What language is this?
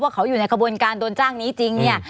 Thai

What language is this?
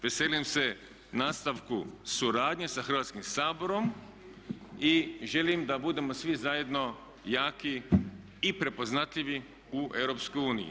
Croatian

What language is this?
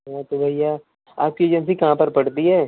Hindi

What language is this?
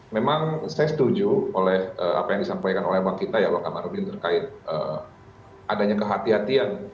Indonesian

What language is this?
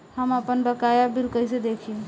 Bhojpuri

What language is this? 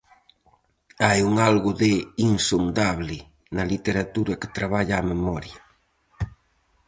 Galician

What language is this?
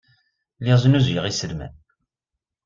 Kabyle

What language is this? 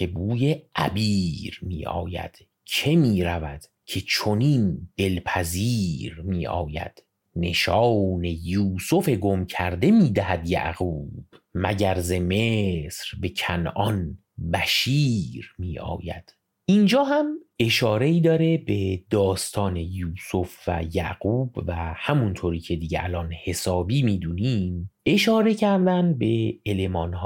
Persian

